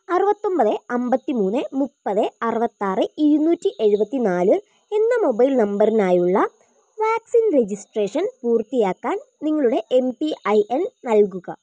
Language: Malayalam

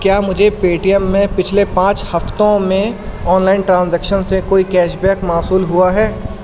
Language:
Urdu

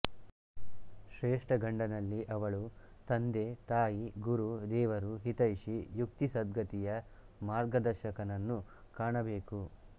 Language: Kannada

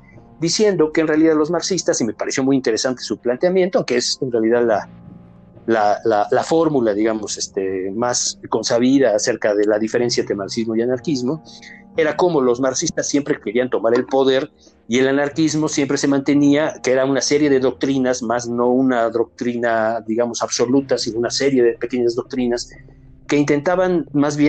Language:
Spanish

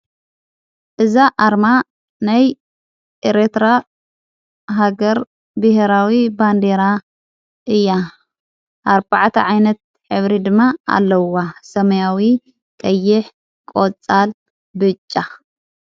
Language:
Tigrinya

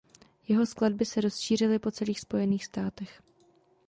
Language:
Czech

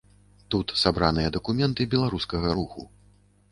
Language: Belarusian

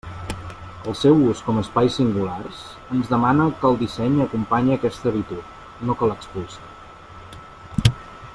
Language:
Catalan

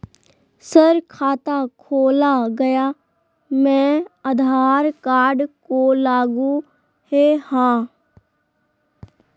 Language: Magahi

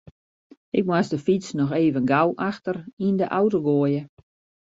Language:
Western Frisian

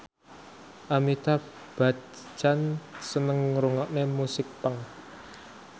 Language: Javanese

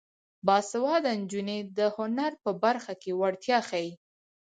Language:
Pashto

